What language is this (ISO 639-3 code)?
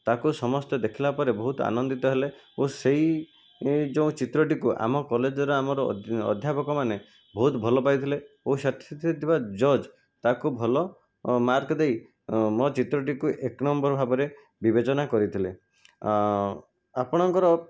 ori